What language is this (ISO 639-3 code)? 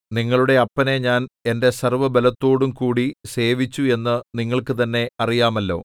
mal